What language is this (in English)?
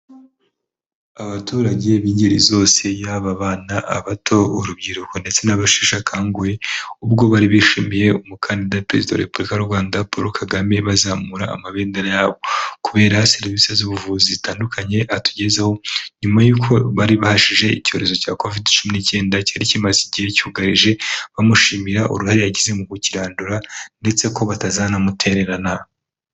Kinyarwanda